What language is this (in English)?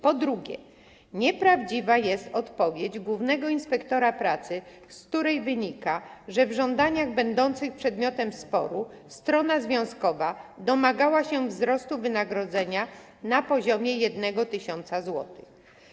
Polish